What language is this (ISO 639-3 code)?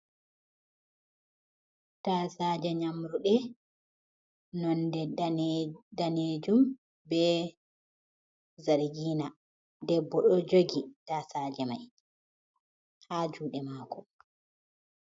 ful